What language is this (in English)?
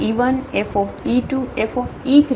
Gujarati